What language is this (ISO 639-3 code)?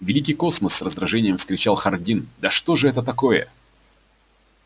rus